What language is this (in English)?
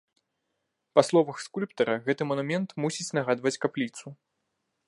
Belarusian